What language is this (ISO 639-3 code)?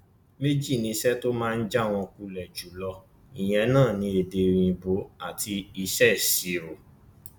yor